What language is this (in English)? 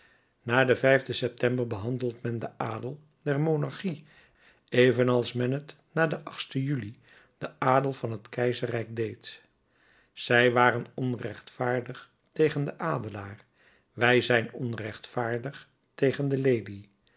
Dutch